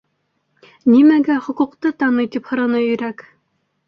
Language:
Bashkir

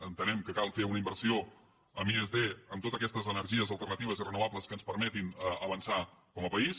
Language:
Catalan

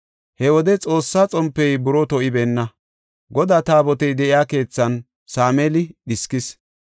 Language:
Gofa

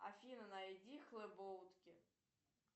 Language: Russian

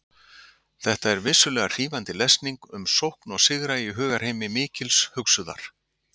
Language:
Icelandic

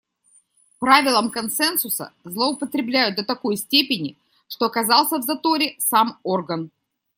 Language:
Russian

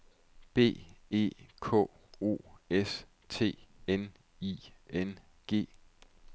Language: Danish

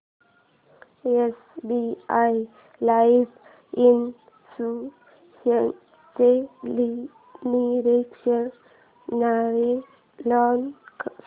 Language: Marathi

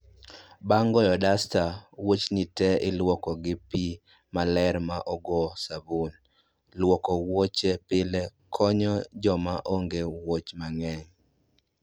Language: Luo (Kenya and Tanzania)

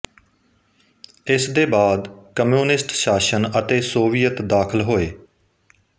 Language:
Punjabi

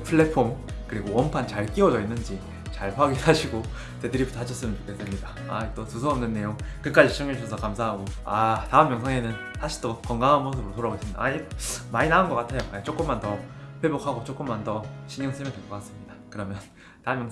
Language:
Korean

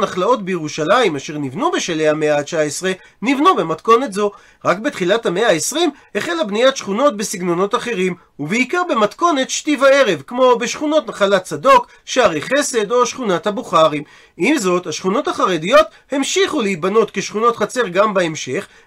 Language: Hebrew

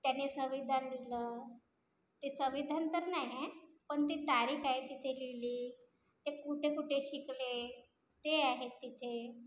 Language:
Marathi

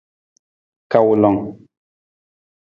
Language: Nawdm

